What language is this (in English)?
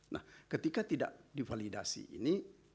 Indonesian